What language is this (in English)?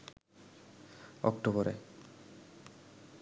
Bangla